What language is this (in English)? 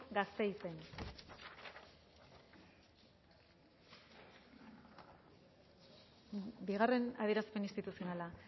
Basque